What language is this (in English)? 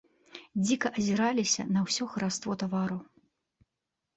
Belarusian